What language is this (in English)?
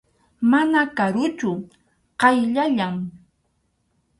Arequipa-La Unión Quechua